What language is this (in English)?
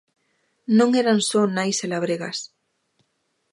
Galician